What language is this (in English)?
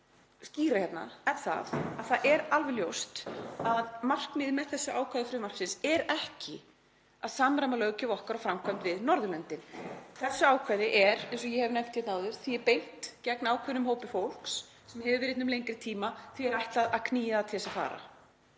Icelandic